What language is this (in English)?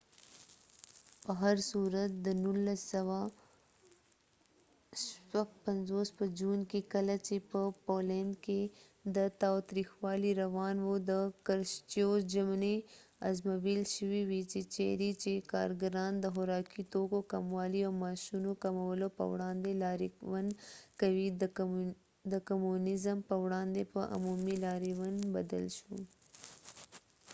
Pashto